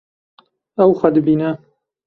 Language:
Kurdish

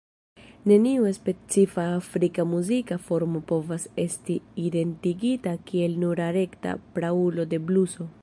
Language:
Esperanto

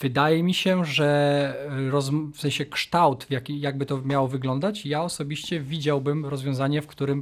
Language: Polish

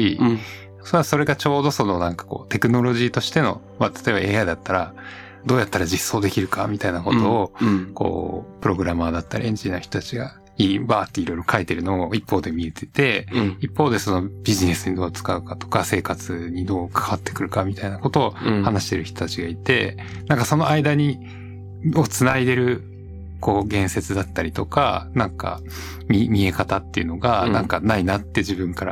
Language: Japanese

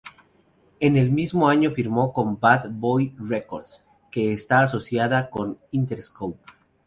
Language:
Spanish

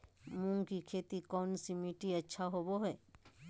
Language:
Magahi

